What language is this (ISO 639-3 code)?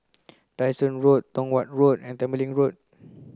eng